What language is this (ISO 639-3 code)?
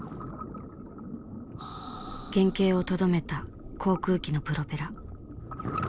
jpn